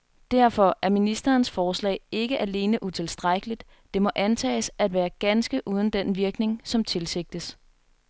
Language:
Danish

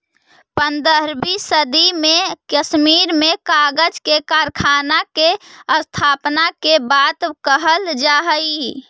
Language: Magahi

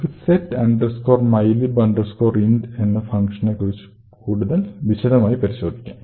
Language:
Malayalam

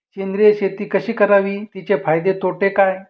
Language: Marathi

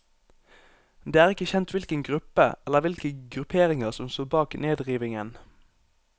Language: Norwegian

